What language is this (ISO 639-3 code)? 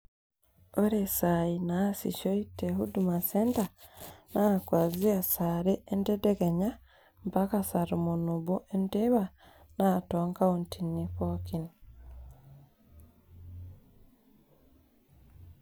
mas